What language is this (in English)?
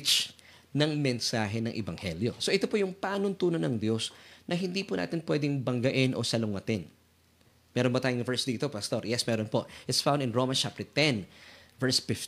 Filipino